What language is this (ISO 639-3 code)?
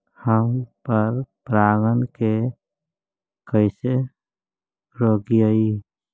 mag